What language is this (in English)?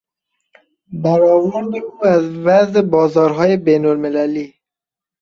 Persian